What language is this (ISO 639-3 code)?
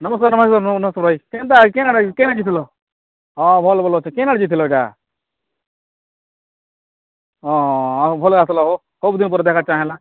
ori